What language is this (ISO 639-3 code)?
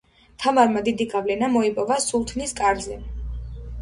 kat